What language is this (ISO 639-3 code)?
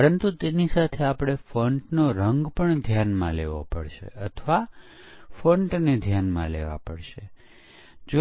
guj